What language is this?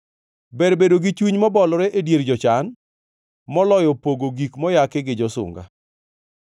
Luo (Kenya and Tanzania)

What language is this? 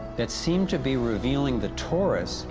English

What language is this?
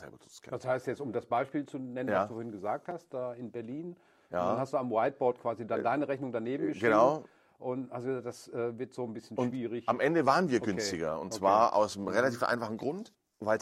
German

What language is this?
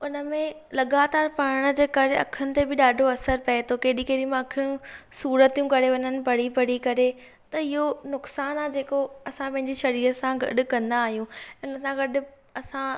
Sindhi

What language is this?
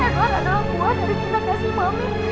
Indonesian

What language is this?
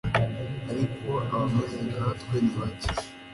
Kinyarwanda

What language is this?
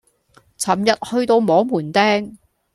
Cantonese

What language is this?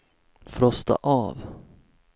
Swedish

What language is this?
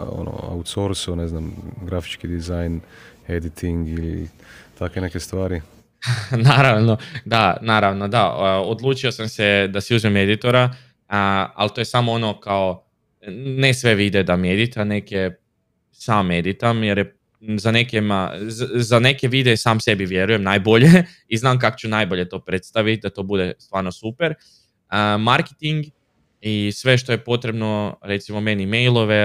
Croatian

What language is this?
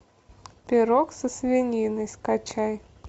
Russian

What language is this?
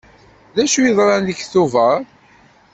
Kabyle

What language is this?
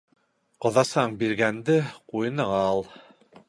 Bashkir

